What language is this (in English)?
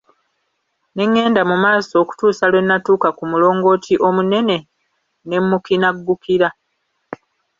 Ganda